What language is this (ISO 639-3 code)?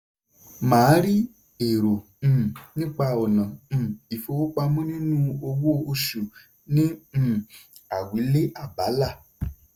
yor